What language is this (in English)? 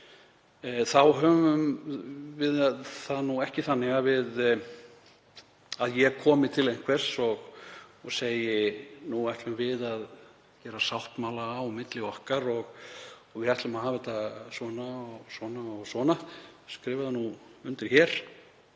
Icelandic